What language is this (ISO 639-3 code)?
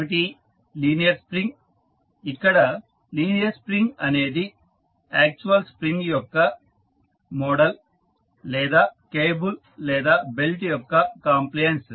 tel